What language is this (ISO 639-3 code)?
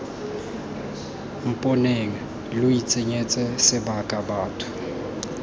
tsn